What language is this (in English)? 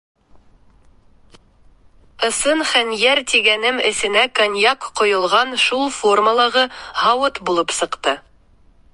Bashkir